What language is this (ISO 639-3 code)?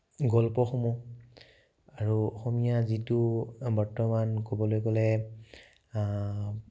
asm